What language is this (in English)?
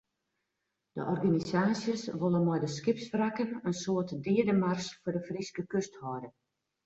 Western Frisian